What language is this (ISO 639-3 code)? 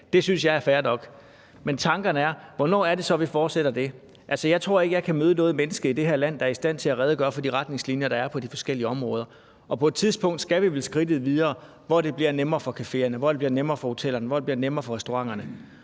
dan